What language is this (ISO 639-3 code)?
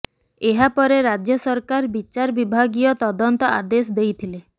ori